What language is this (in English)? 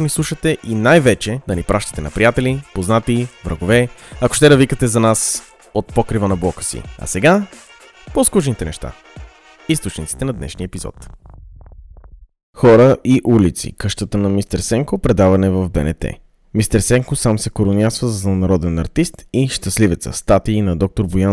Bulgarian